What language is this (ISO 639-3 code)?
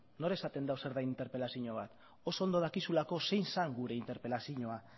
eus